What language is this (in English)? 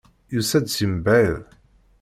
Kabyle